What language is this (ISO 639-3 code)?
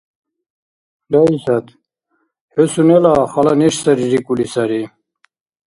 dar